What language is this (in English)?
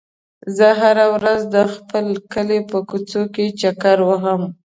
Pashto